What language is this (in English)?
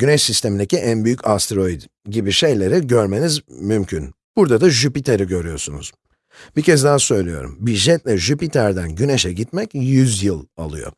Turkish